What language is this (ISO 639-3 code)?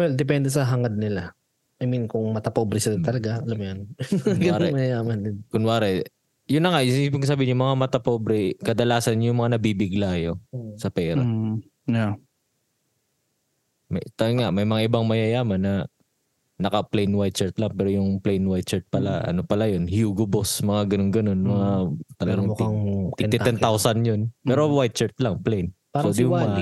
fil